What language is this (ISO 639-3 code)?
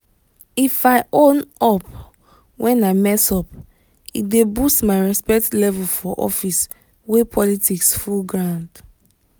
pcm